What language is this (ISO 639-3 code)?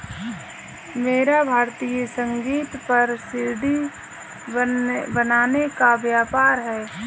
hin